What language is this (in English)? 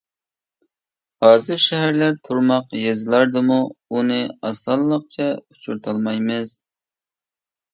Uyghur